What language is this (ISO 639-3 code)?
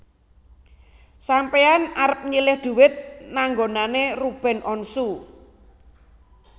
jav